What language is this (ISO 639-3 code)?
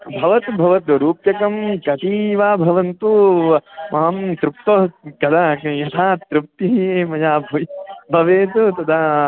san